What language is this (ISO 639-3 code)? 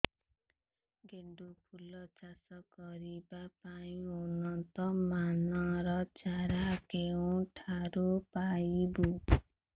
ori